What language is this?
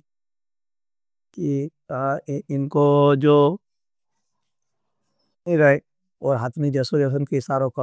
Nimadi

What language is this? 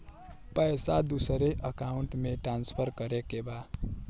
Bhojpuri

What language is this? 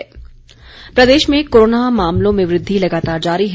Hindi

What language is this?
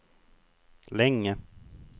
Swedish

